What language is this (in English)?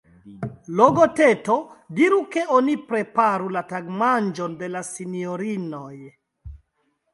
Esperanto